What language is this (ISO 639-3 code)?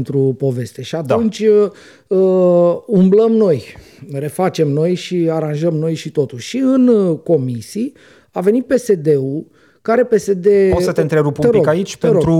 ron